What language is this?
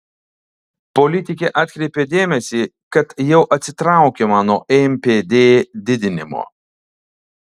Lithuanian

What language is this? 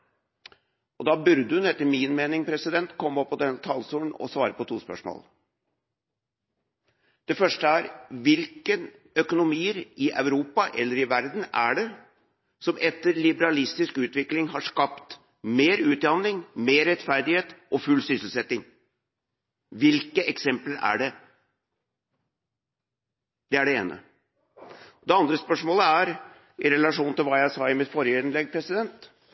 Norwegian Bokmål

